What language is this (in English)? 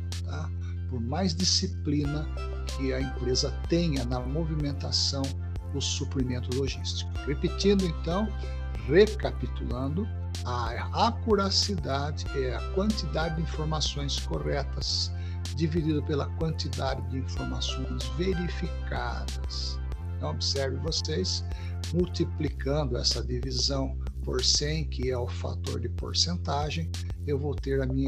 Portuguese